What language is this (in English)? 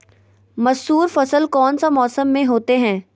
Magahi